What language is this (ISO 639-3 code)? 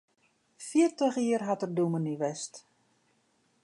fry